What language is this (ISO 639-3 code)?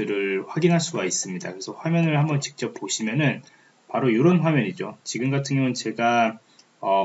kor